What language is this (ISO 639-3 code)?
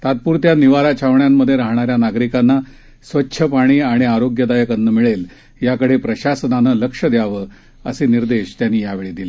mar